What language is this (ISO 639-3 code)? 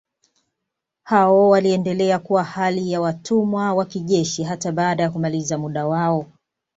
swa